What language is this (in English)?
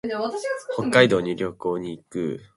Japanese